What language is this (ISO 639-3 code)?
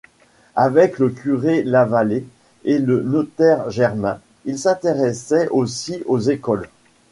fra